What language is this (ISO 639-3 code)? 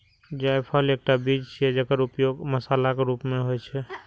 mai